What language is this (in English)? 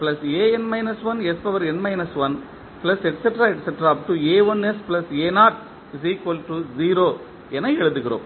Tamil